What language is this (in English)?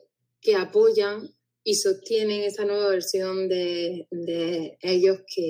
Spanish